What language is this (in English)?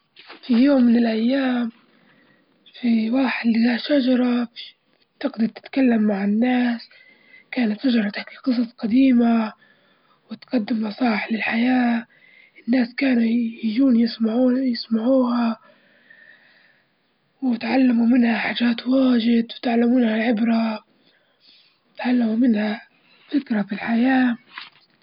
Libyan Arabic